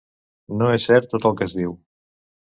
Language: Catalan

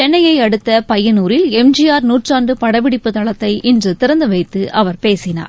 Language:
Tamil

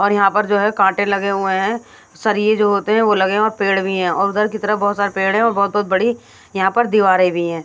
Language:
Hindi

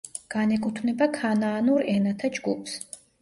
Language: Georgian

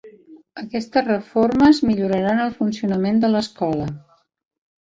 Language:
Catalan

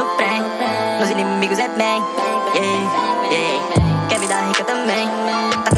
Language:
Indonesian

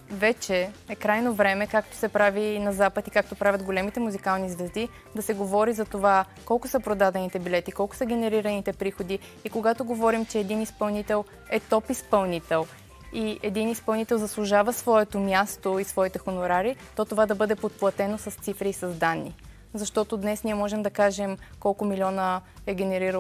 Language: Bulgarian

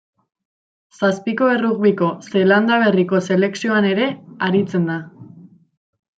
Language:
Basque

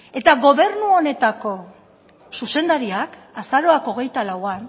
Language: Basque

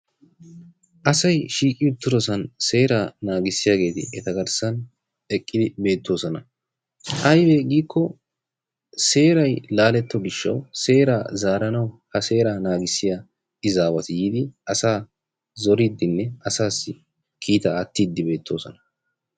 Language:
Wolaytta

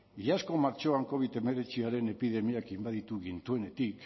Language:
Basque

